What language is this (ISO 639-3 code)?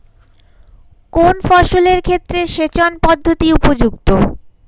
ben